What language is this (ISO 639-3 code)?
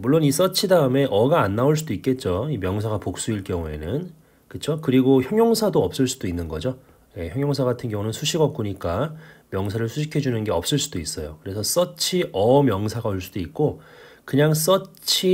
kor